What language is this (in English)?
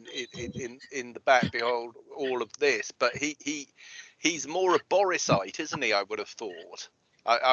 English